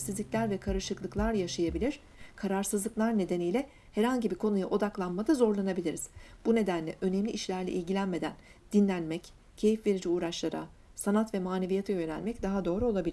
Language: Turkish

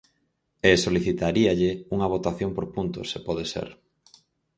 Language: Galician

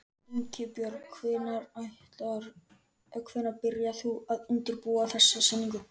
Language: Icelandic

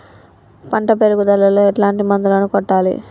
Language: Telugu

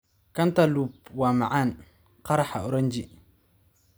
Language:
Somali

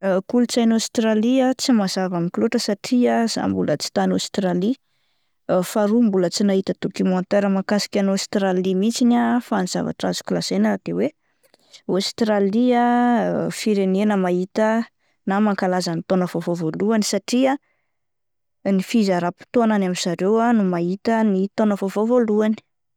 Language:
Malagasy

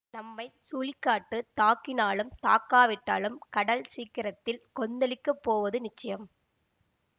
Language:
Tamil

